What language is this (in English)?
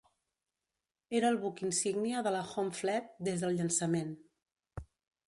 Catalan